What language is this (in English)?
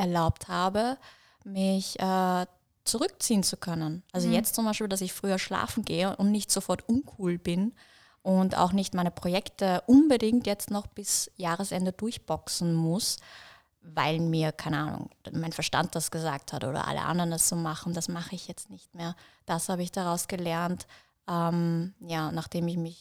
German